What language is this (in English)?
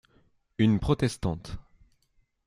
French